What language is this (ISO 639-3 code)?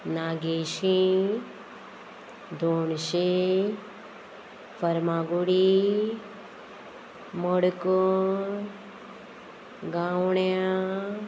kok